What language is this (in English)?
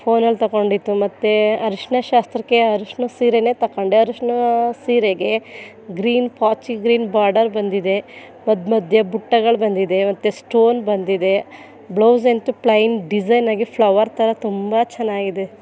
Kannada